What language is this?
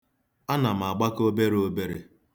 Igbo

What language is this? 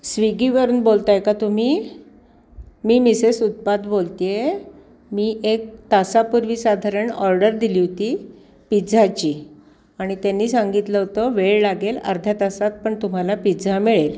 Marathi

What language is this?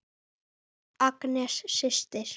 Icelandic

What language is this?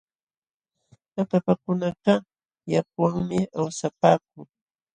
Jauja Wanca Quechua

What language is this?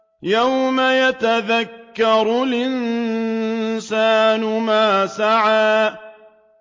Arabic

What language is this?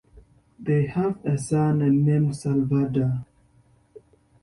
English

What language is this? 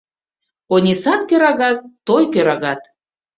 Mari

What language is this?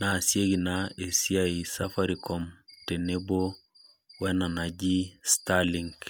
Masai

